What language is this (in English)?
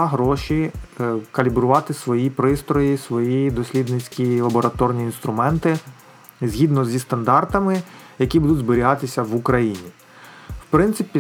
Ukrainian